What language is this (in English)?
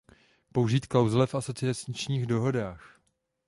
Czech